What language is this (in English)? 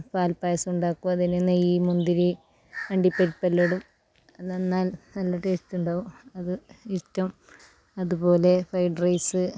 Malayalam